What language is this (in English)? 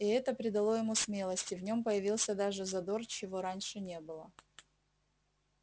Russian